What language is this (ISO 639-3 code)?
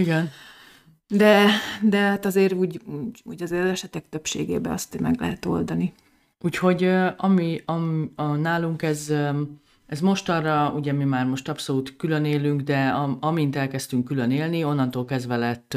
hun